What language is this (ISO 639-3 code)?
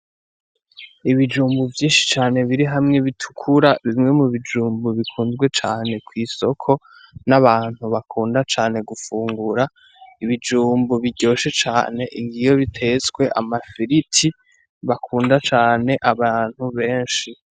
run